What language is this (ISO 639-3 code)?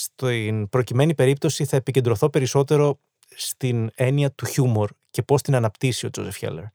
ell